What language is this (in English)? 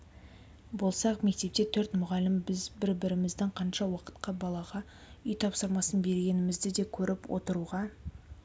Kazakh